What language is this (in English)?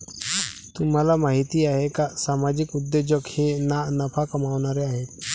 Marathi